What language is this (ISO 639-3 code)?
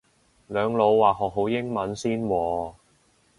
yue